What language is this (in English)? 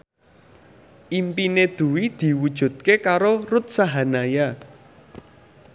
Javanese